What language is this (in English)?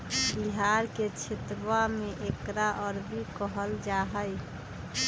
Magahi